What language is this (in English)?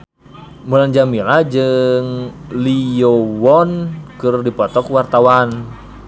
Sundanese